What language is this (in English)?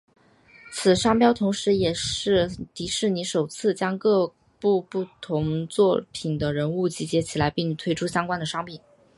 Chinese